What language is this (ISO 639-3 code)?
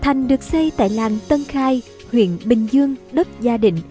vie